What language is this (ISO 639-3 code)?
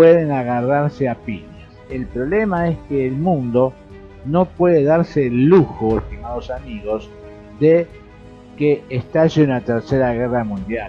spa